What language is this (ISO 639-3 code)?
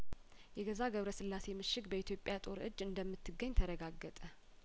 amh